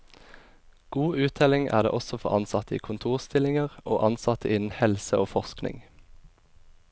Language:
Norwegian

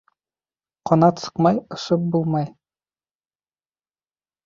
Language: Bashkir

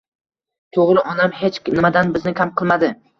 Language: Uzbek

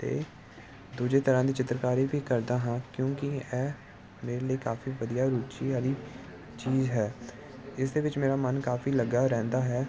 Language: Punjabi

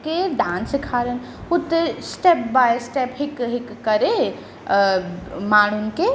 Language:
Sindhi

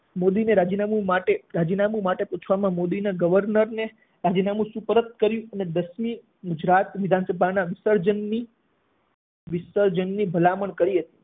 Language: Gujarati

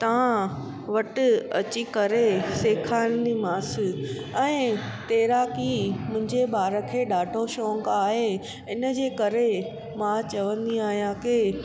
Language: Sindhi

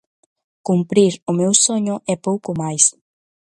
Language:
Galician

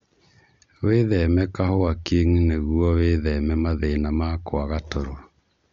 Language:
Kikuyu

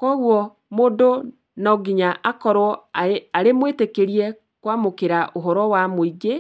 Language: Kikuyu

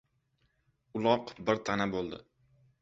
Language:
Uzbek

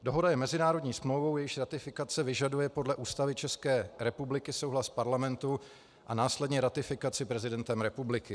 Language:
Czech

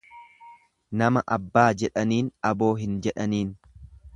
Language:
Oromo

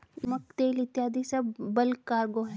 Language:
Hindi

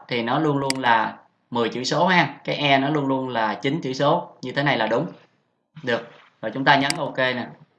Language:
Vietnamese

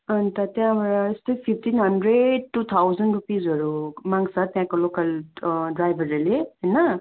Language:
Nepali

